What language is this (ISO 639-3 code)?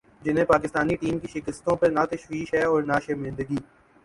urd